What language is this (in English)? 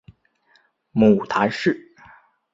Chinese